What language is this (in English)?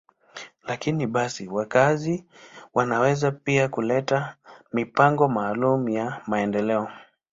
Swahili